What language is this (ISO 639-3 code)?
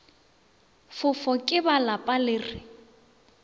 nso